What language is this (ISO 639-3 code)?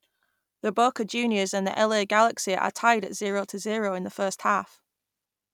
eng